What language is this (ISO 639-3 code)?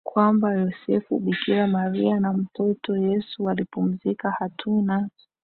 swa